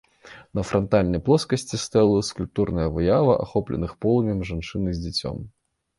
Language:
Belarusian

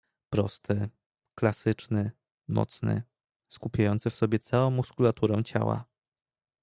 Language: Polish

